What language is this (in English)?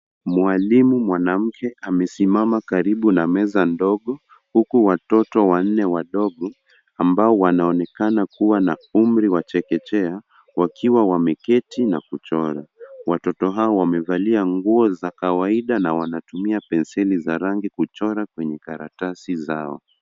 Swahili